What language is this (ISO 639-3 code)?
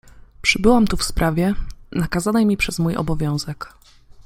pol